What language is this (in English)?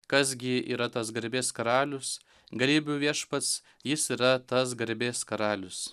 Lithuanian